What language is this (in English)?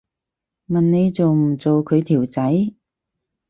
Cantonese